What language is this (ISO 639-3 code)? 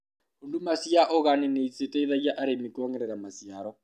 kik